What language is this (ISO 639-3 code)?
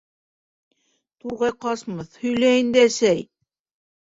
bak